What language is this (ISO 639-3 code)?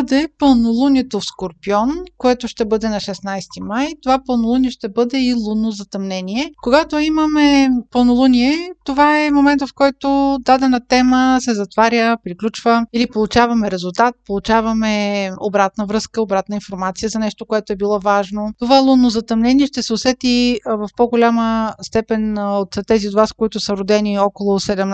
bul